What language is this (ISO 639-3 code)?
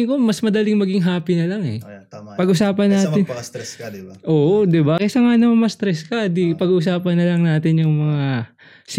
fil